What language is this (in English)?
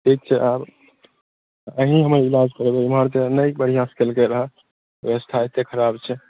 Maithili